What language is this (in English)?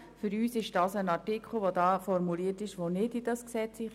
Swiss German